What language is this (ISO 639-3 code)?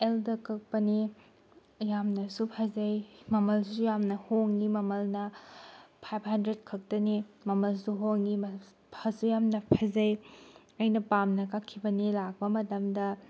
mni